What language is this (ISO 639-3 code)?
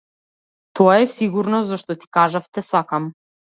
mkd